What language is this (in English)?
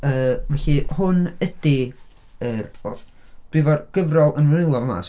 Welsh